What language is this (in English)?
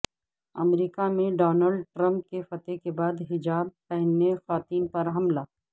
Urdu